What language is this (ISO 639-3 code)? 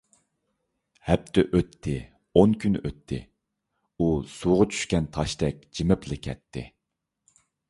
uig